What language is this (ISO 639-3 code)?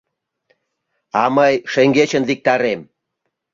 chm